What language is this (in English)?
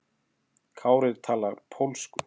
Icelandic